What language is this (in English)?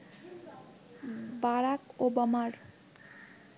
Bangla